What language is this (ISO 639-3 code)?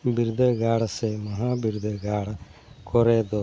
sat